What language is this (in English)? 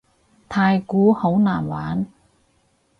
Cantonese